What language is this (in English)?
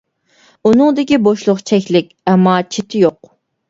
Uyghur